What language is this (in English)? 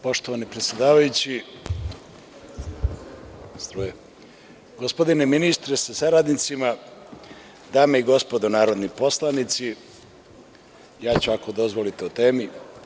Serbian